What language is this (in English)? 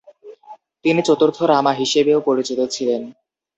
Bangla